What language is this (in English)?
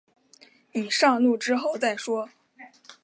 Chinese